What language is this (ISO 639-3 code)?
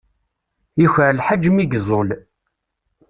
kab